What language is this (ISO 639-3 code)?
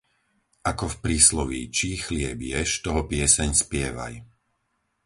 slk